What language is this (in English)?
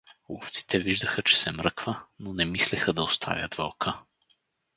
Bulgarian